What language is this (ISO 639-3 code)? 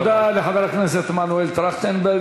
heb